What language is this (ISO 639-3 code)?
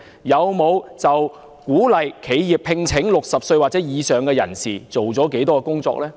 yue